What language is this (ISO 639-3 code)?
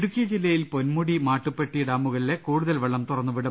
mal